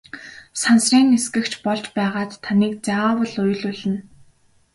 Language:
Mongolian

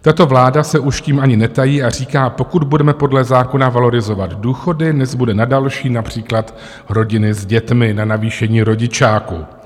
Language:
Czech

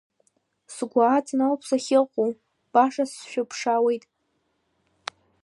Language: Abkhazian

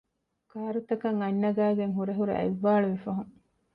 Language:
Divehi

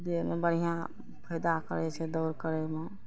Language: Maithili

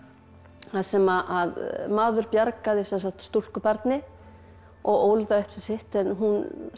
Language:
Icelandic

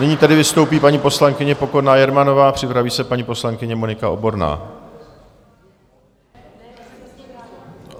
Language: Czech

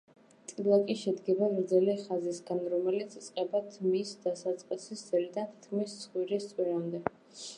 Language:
Georgian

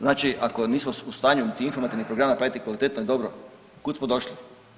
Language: Croatian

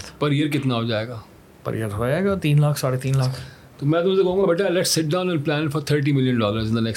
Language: Urdu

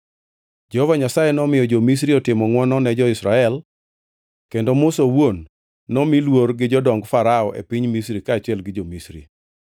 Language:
Luo (Kenya and Tanzania)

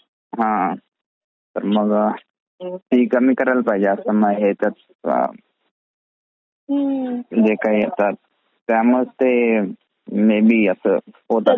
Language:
Marathi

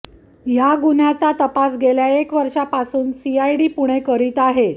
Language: Marathi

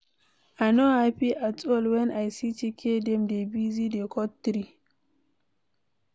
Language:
Nigerian Pidgin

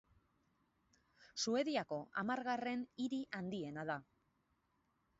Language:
Basque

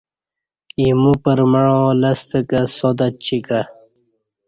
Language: Kati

